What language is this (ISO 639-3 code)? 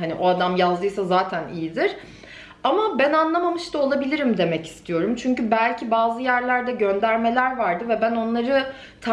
tur